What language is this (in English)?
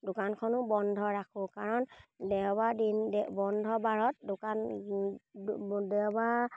Assamese